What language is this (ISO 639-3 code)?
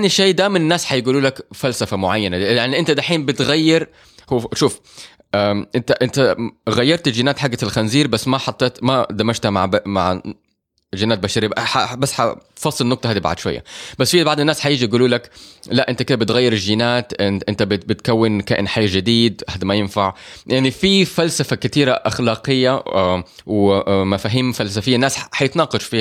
ara